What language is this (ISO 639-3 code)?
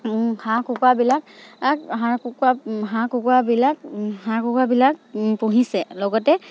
asm